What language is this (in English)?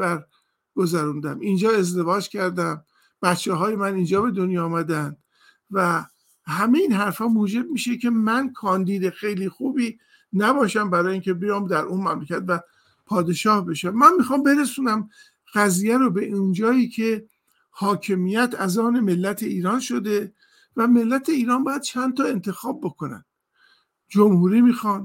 Persian